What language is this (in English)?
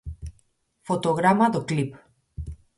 Galician